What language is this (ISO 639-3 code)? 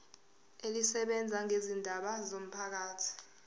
zul